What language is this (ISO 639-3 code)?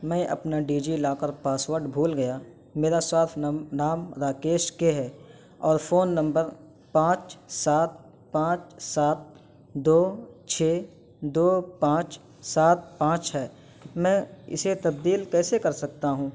urd